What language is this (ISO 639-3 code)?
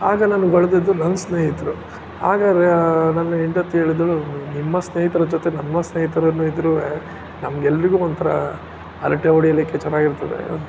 kan